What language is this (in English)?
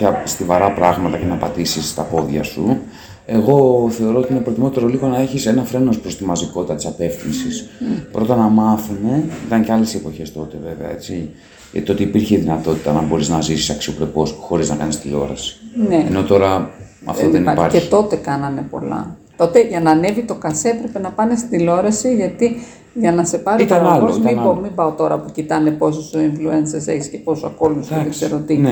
Greek